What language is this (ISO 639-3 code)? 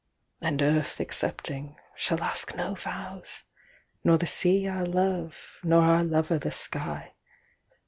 eng